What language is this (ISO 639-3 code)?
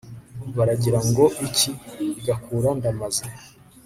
kin